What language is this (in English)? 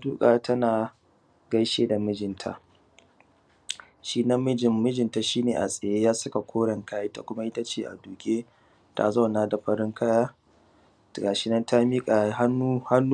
Hausa